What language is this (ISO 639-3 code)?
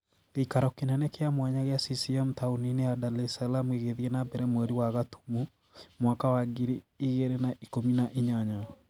kik